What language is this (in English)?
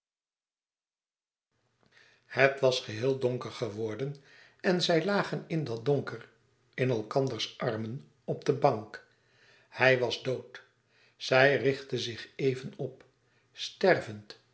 Dutch